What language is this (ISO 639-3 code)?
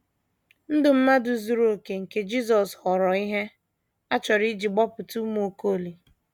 ibo